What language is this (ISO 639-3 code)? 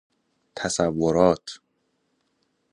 fas